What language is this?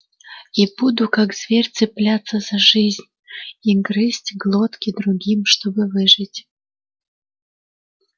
Russian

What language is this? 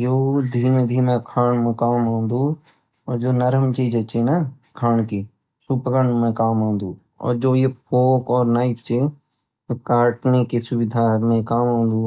Garhwali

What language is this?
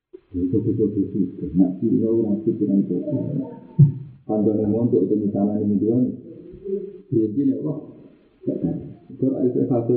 Indonesian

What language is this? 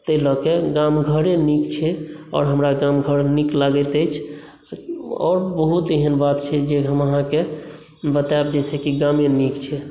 Maithili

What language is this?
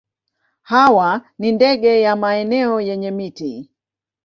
Swahili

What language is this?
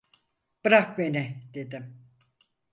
Turkish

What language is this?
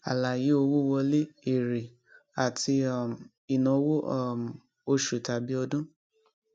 Yoruba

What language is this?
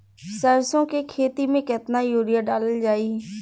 Bhojpuri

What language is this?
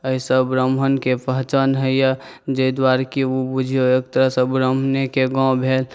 Maithili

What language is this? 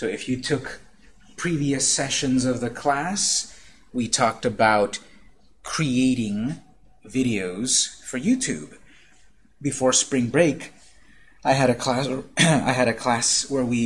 English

